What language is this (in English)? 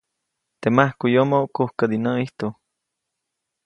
Copainalá Zoque